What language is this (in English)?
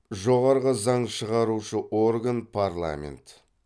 Kazakh